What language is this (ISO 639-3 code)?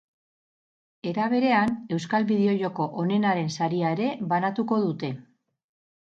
eus